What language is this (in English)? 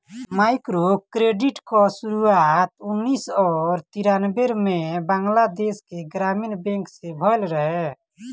Bhojpuri